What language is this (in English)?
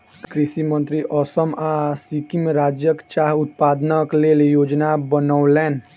Maithili